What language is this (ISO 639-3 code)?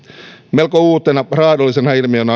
fin